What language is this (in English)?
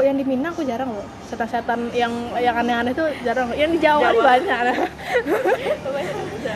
Indonesian